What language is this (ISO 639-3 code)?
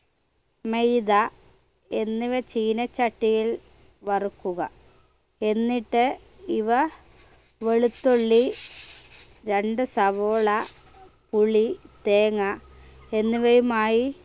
mal